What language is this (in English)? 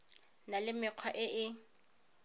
Tswana